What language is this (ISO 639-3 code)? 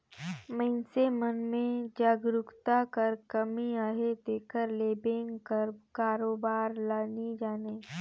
hne